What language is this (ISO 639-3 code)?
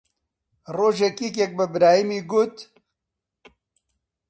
ckb